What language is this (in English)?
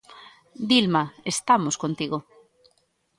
Galician